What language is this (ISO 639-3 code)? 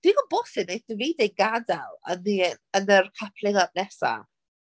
cym